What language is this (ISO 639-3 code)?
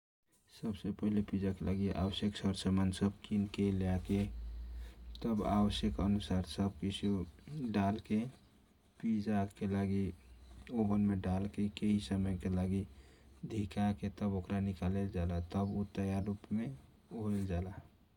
thq